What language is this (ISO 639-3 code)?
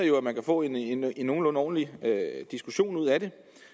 dan